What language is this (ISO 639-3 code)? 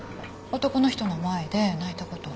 jpn